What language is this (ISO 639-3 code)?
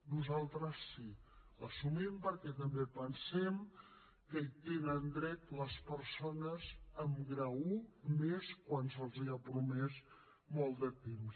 cat